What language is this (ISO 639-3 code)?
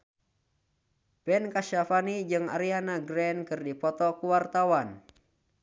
sun